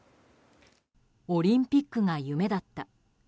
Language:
Japanese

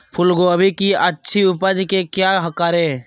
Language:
Magahi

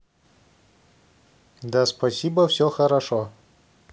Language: Russian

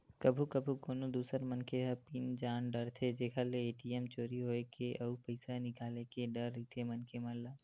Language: Chhattisgarhi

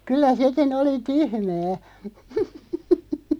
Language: Finnish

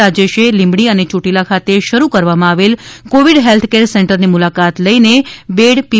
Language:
Gujarati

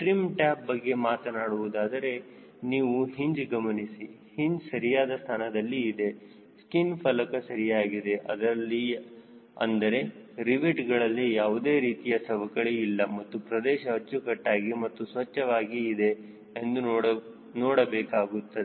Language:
Kannada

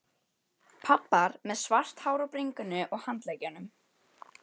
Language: Icelandic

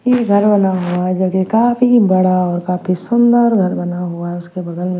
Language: Hindi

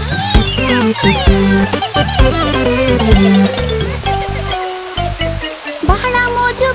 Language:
Hindi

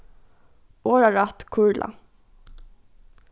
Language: Faroese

